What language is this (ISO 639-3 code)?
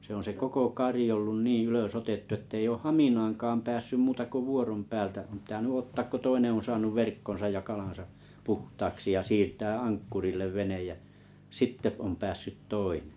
fin